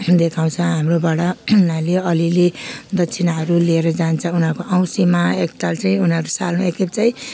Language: Nepali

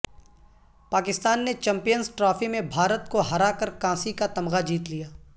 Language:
Urdu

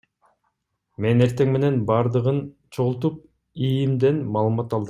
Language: Kyrgyz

